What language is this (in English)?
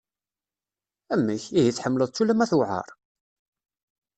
Kabyle